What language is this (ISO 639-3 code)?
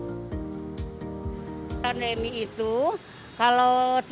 ind